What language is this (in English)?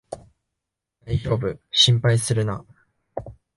Japanese